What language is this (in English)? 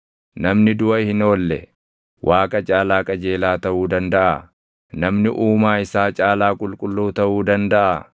Oromo